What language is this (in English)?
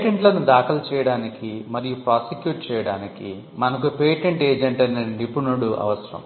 Telugu